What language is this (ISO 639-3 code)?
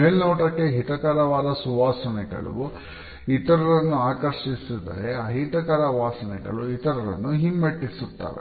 kan